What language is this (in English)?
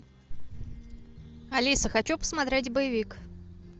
Russian